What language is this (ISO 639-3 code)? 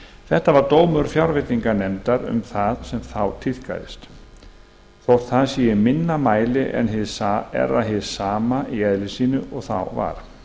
isl